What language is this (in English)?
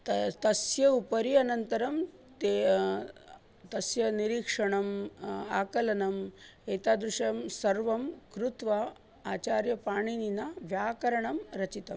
Sanskrit